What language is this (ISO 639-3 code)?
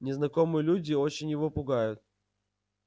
rus